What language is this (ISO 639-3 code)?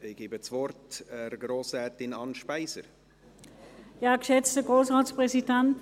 gsw